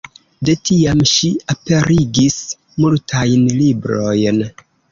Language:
Esperanto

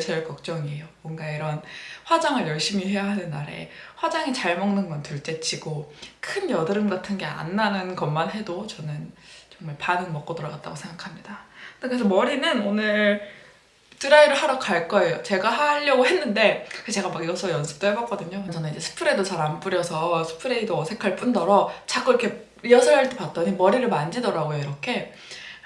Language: Korean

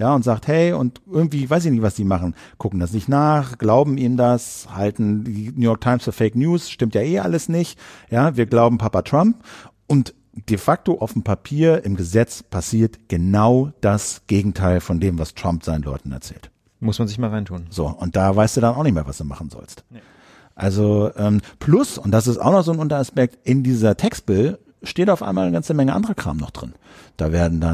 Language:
German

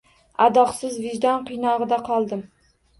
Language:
Uzbek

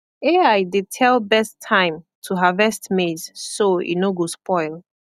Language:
Nigerian Pidgin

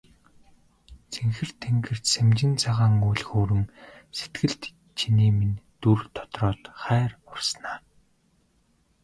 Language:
Mongolian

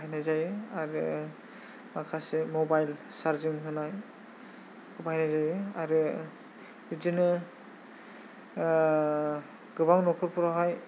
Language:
Bodo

